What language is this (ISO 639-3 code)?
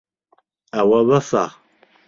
ckb